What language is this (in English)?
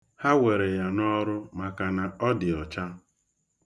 Igbo